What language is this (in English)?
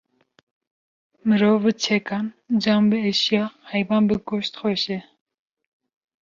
Kurdish